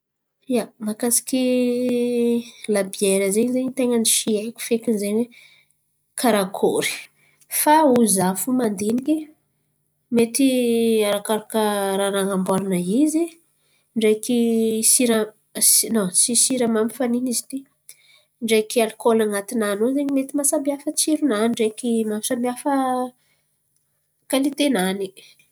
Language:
Antankarana Malagasy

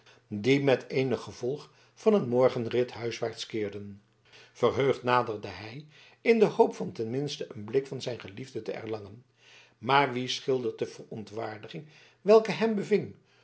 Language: Dutch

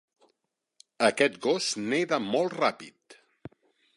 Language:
Catalan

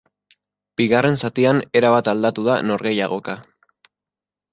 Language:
Basque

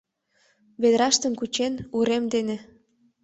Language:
Mari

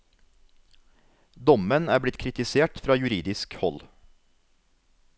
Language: Norwegian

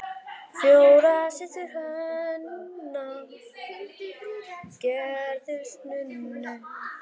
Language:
Icelandic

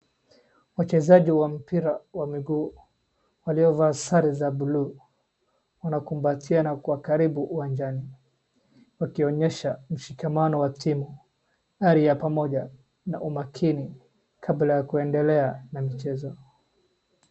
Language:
Swahili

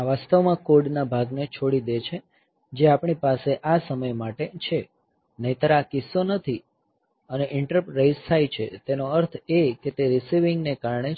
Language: Gujarati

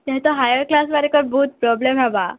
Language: Odia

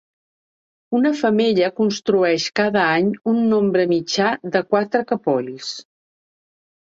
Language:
Catalan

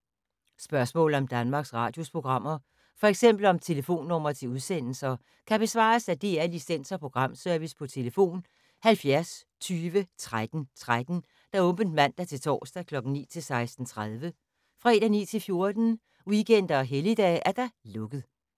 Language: Danish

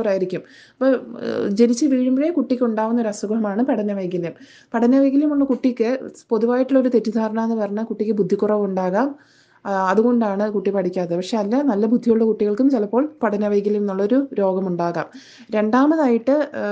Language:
Malayalam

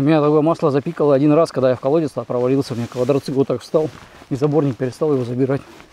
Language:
Russian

